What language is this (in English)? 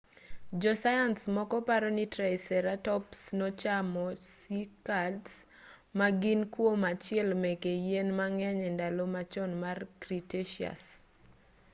Luo (Kenya and Tanzania)